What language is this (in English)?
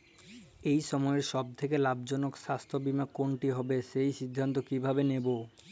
Bangla